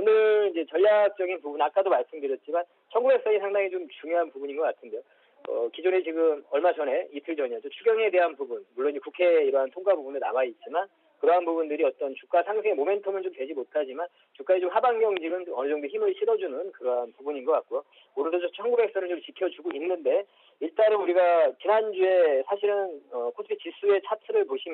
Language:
Korean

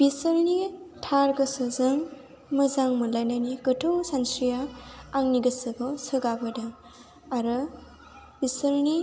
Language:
Bodo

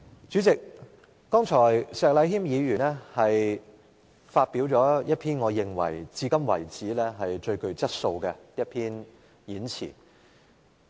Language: Cantonese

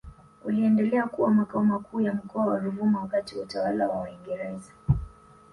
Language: Swahili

